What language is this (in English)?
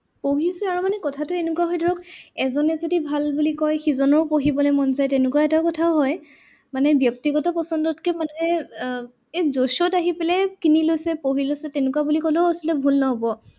Assamese